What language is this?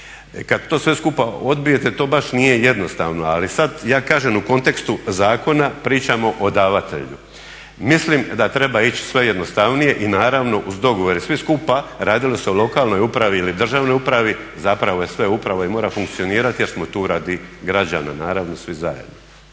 Croatian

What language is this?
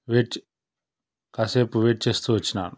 Telugu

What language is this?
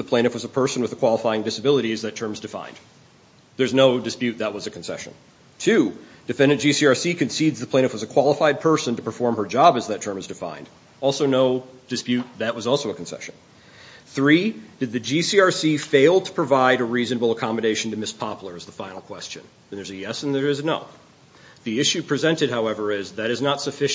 English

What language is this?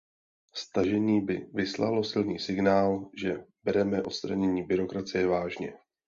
Czech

